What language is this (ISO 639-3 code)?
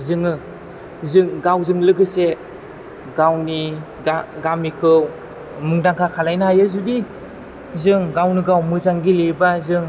brx